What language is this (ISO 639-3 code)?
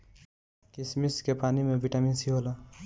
bho